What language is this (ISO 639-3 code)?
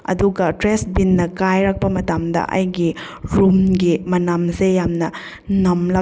mni